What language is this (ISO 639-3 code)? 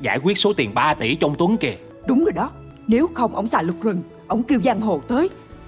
vie